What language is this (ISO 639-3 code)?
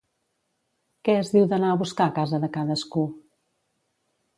cat